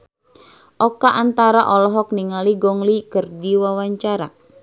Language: Sundanese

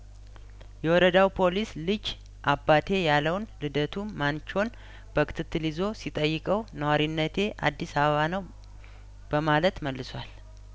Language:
Amharic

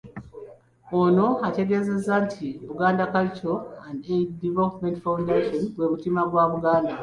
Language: Ganda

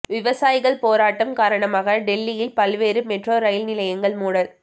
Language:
Tamil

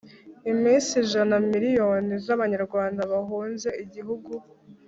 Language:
Kinyarwanda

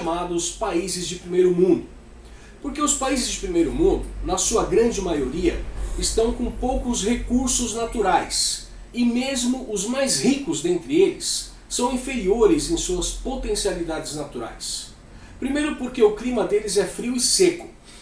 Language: Portuguese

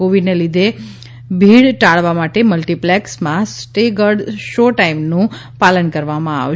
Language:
Gujarati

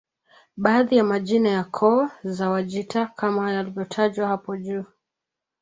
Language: Swahili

